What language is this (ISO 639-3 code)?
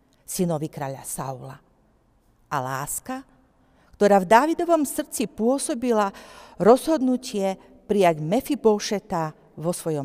slk